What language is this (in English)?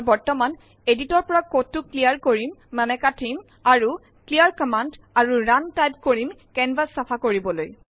Assamese